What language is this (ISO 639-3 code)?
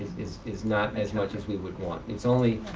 eng